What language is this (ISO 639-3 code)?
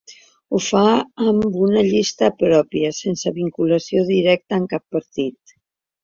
cat